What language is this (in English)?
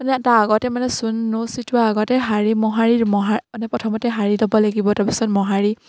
Assamese